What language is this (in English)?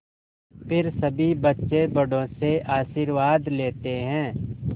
Hindi